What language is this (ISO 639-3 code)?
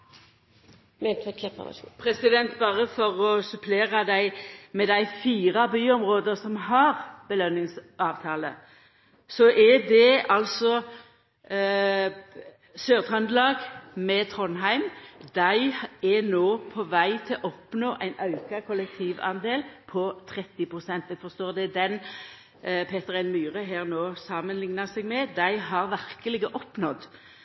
nor